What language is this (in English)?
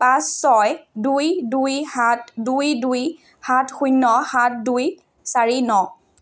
Assamese